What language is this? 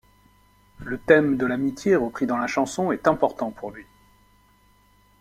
French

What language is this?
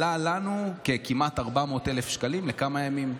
Hebrew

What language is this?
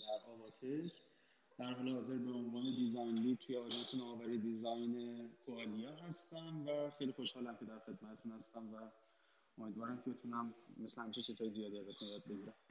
Persian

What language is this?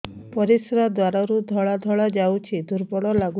Odia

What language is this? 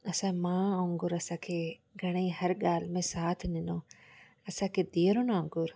Sindhi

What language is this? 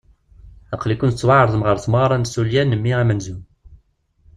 Kabyle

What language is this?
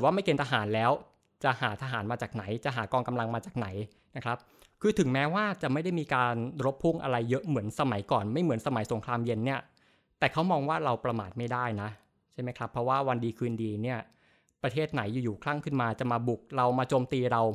Thai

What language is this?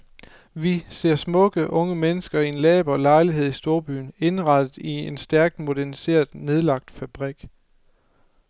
Danish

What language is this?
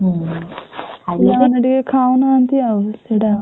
Odia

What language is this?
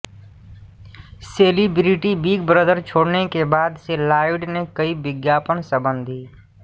Hindi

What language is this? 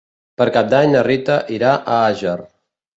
Catalan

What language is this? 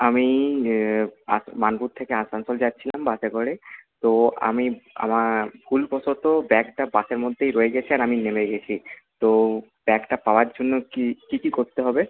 Bangla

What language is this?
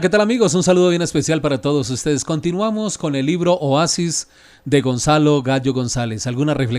Spanish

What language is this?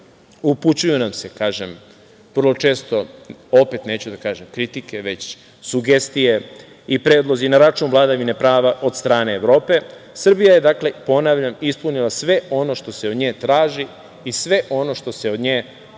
Serbian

